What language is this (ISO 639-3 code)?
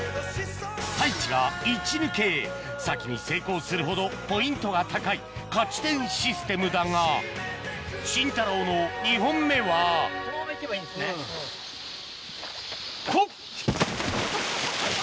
jpn